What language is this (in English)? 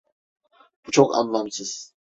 Turkish